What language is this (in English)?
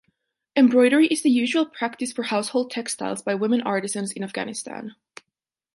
English